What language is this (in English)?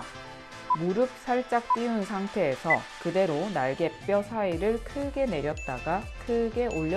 Korean